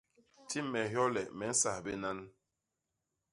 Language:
Basaa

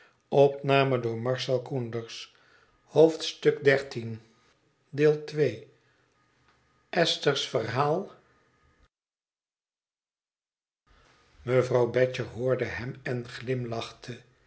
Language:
Dutch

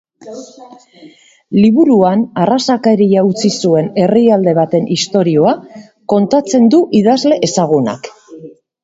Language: Basque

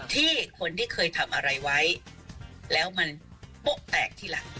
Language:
Thai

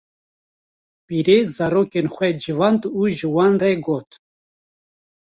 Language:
Kurdish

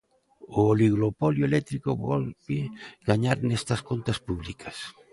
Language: Galician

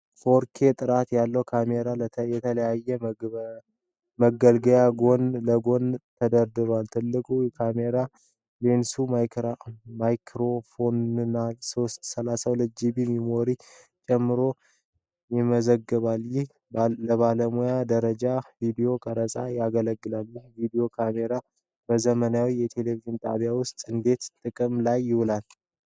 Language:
Amharic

